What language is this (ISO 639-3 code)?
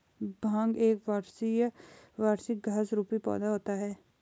hin